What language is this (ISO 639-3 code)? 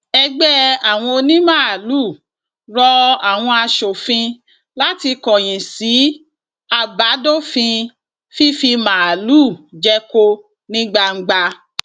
yor